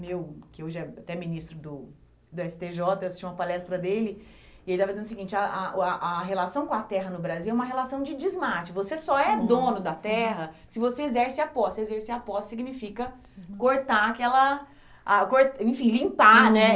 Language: Portuguese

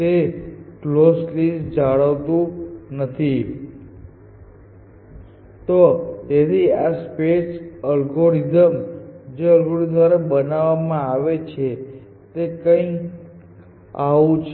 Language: Gujarati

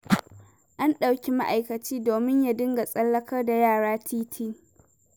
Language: Hausa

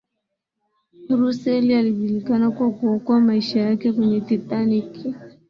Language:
Swahili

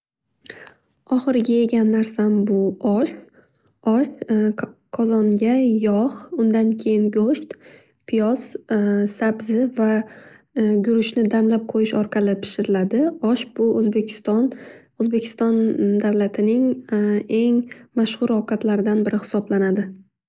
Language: Uzbek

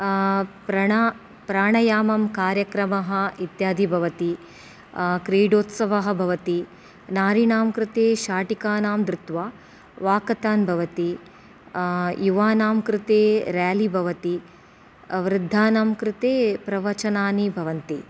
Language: Sanskrit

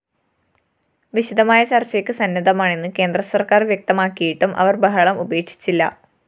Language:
Malayalam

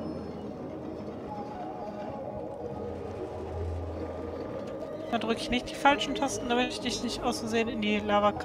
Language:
German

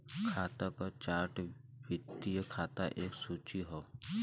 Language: Bhojpuri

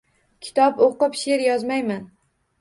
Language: Uzbek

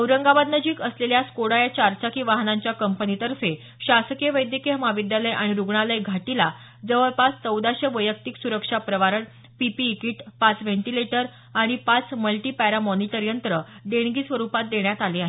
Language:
Marathi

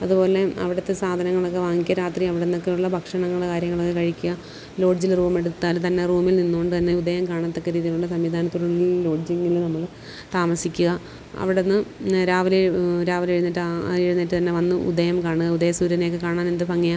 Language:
Malayalam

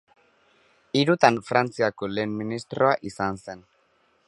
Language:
Basque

